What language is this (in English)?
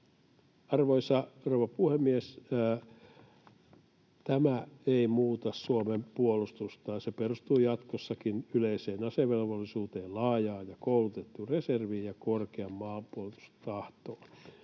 Finnish